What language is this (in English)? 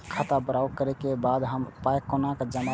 Maithili